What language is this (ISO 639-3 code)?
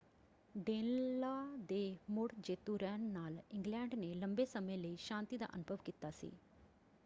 pan